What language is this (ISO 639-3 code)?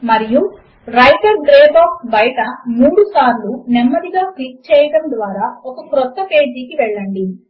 tel